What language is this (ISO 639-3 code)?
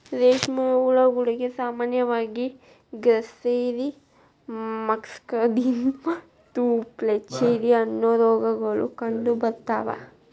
kan